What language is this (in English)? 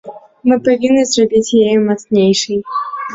Belarusian